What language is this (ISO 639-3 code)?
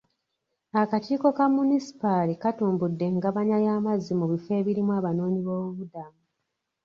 lug